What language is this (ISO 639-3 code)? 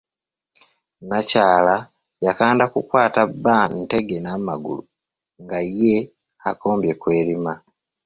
lug